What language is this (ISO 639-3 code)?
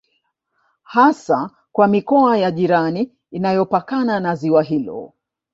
swa